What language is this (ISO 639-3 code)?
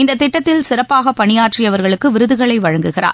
tam